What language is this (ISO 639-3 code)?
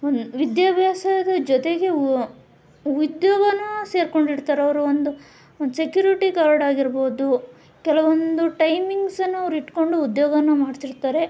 kan